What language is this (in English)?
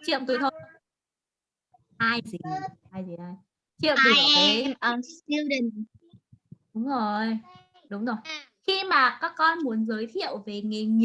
Vietnamese